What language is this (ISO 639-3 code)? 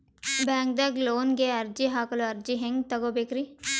kan